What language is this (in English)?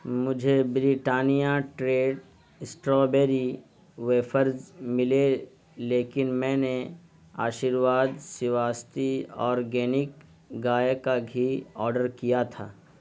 Urdu